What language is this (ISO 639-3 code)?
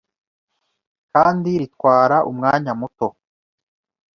kin